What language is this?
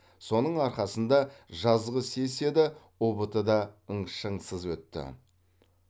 Kazakh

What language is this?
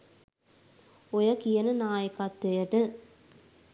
Sinhala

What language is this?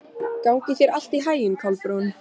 Icelandic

